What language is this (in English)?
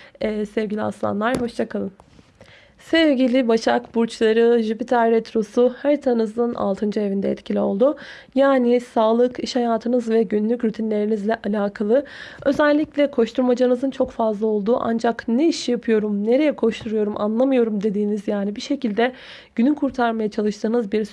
Turkish